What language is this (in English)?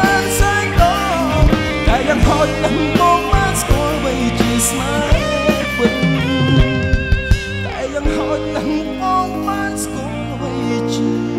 Thai